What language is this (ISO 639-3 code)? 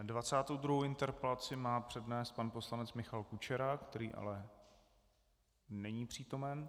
ces